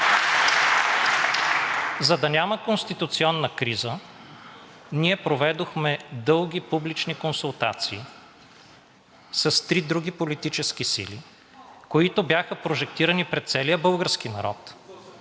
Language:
Bulgarian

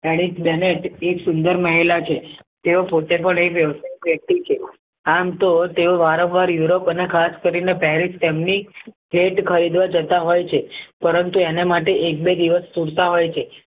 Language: Gujarati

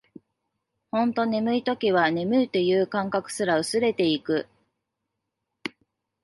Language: Japanese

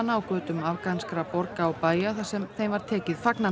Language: Icelandic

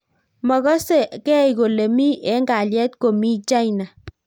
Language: Kalenjin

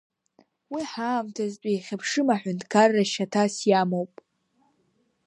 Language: Abkhazian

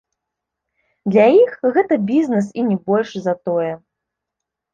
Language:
Belarusian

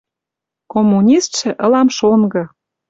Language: Western Mari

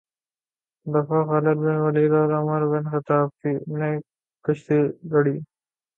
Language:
Urdu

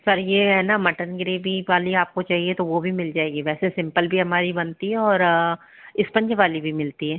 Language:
Hindi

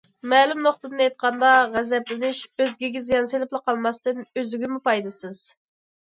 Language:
Uyghur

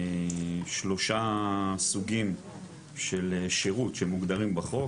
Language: Hebrew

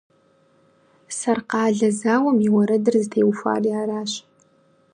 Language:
Kabardian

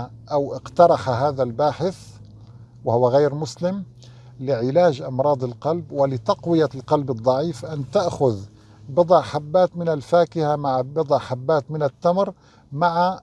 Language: Arabic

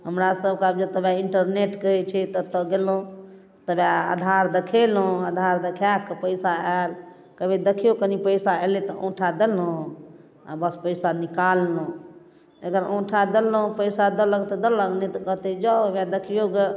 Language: Maithili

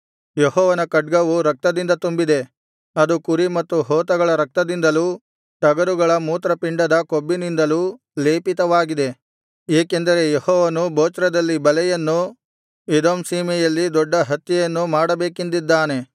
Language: Kannada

